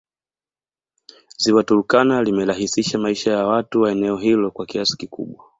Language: Swahili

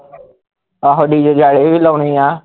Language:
Punjabi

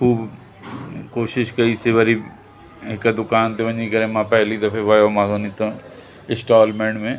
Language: Sindhi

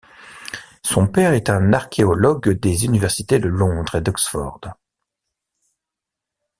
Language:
French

